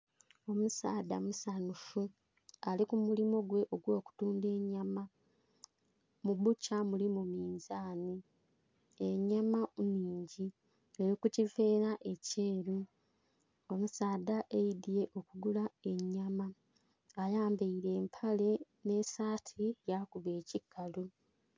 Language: Soga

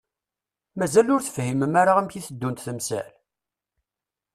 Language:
Kabyle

